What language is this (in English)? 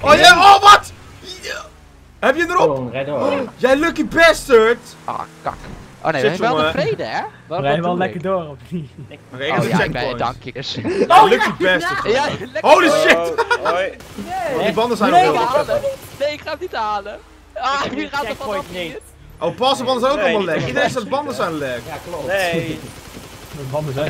Dutch